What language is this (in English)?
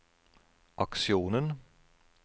Norwegian